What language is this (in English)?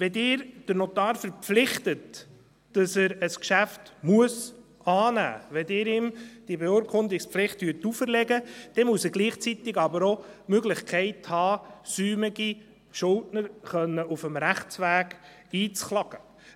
Swiss German